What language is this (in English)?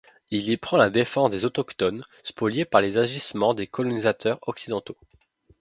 French